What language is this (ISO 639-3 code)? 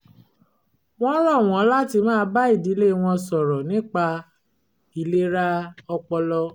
yor